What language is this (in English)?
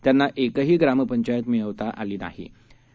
Marathi